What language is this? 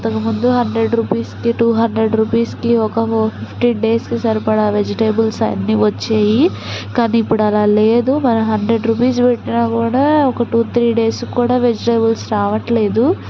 Telugu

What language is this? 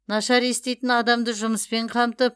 Kazakh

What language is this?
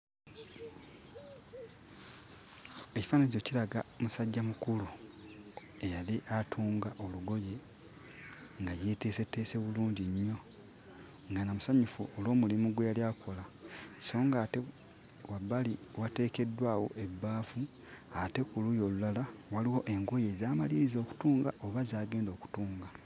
Ganda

